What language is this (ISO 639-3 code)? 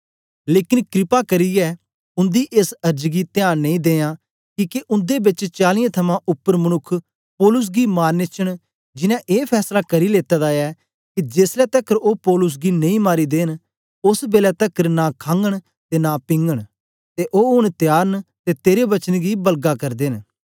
doi